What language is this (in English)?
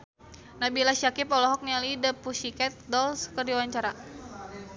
Sundanese